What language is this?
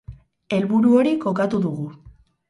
Basque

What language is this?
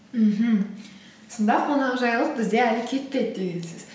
Kazakh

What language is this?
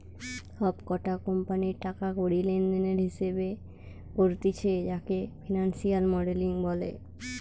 Bangla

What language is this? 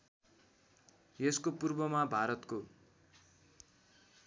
Nepali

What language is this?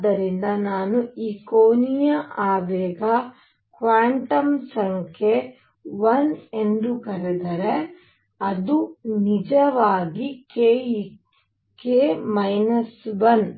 Kannada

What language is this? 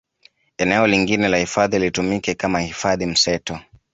Swahili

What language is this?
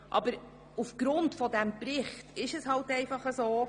Swiss German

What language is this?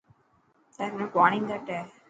Dhatki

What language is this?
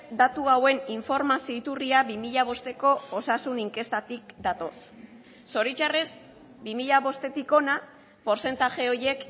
Basque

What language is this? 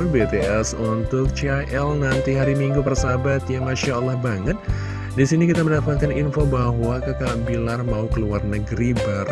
Indonesian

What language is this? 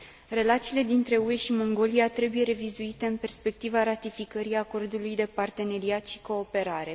Romanian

